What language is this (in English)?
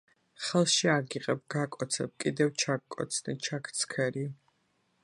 Georgian